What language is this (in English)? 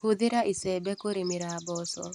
Kikuyu